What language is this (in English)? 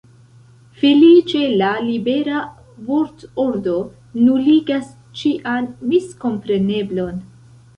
Esperanto